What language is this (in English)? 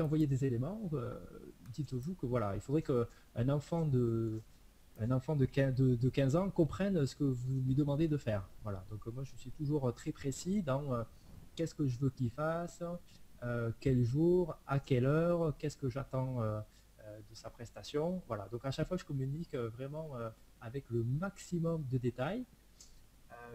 French